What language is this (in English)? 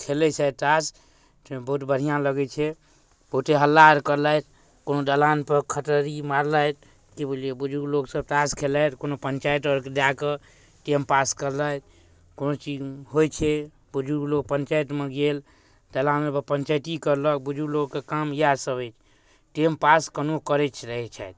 Maithili